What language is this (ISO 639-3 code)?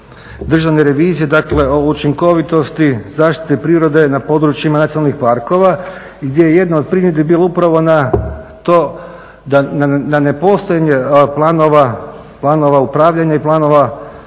hrv